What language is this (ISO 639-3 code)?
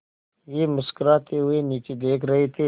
hin